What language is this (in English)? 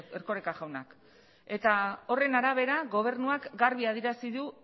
Basque